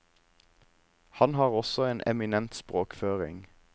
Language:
Norwegian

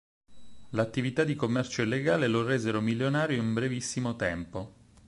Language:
Italian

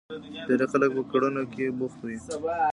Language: Pashto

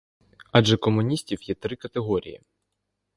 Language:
Ukrainian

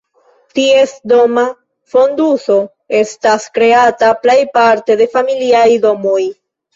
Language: Esperanto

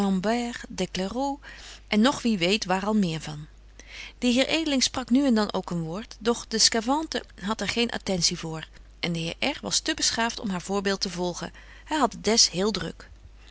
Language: Dutch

